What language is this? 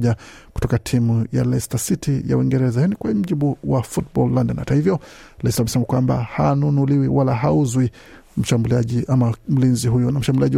Swahili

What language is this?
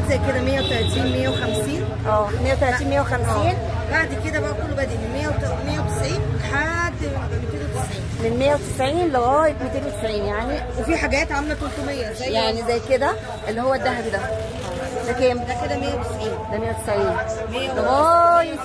Arabic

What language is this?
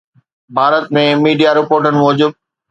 Sindhi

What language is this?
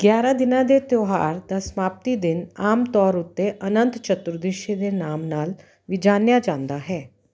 Punjabi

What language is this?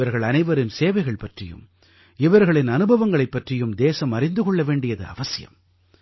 Tamil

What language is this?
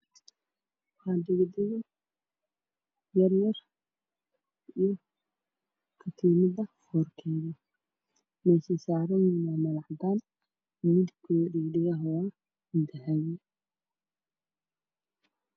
Somali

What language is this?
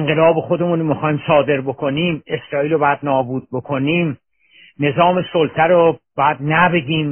Persian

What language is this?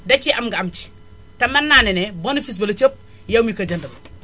Wolof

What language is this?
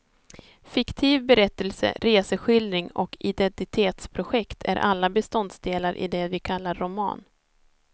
Swedish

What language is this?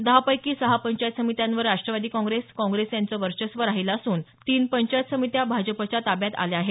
Marathi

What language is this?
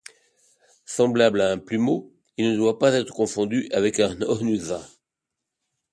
French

